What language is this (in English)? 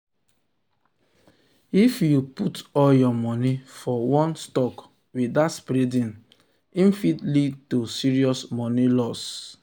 Nigerian Pidgin